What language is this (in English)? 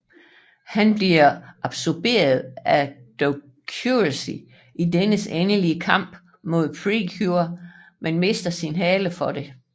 Danish